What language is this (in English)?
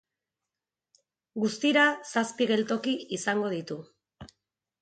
Basque